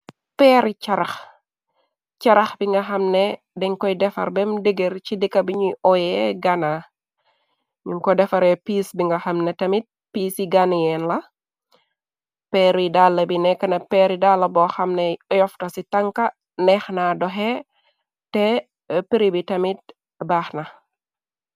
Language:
Wolof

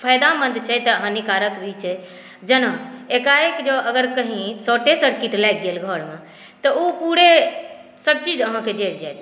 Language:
Maithili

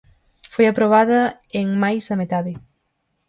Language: Galician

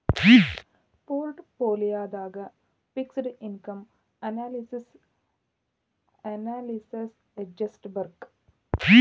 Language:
Kannada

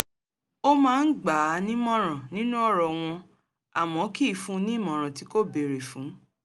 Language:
Yoruba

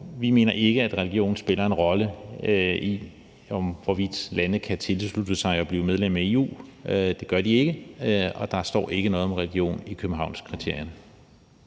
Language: Danish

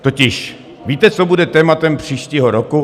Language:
Czech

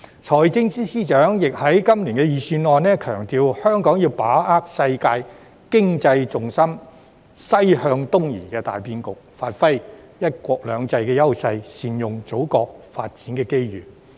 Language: Cantonese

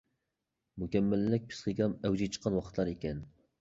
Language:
Uyghur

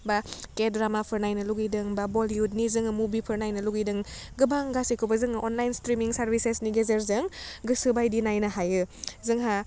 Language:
Bodo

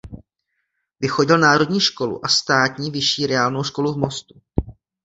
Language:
Czech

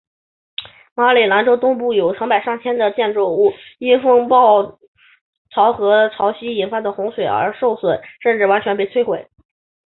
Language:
Chinese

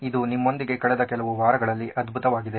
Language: Kannada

